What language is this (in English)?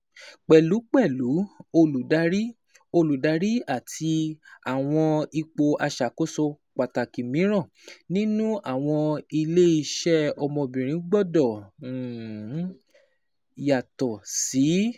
Yoruba